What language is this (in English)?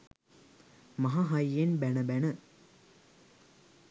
Sinhala